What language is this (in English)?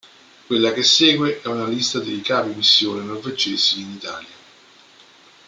Italian